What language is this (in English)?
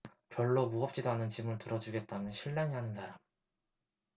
Korean